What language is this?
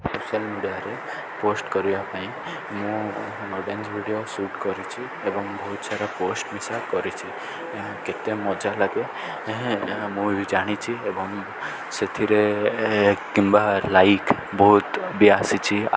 Odia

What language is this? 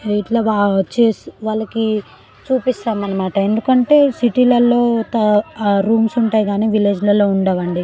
Telugu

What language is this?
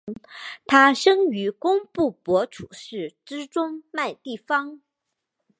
Chinese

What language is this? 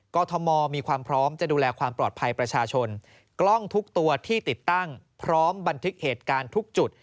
Thai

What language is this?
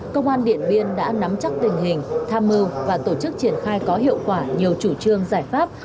Vietnamese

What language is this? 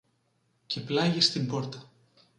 Greek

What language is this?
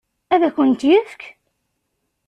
Kabyle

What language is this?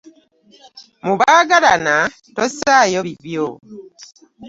Ganda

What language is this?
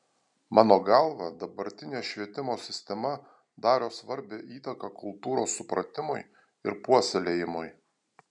Lithuanian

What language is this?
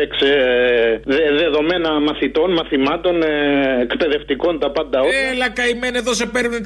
Greek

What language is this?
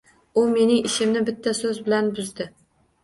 Uzbek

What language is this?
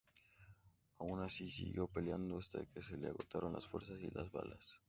Spanish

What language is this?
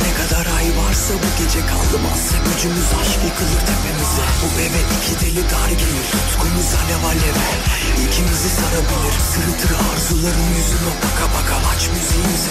Turkish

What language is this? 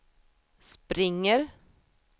Swedish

